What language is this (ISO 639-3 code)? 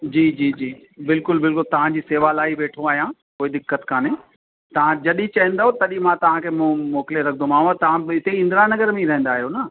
snd